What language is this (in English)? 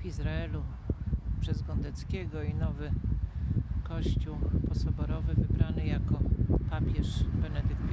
Polish